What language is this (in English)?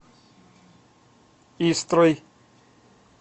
Russian